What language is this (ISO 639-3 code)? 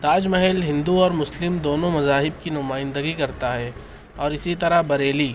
urd